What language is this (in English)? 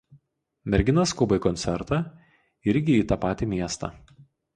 Lithuanian